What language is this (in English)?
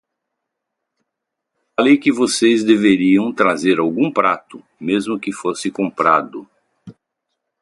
Portuguese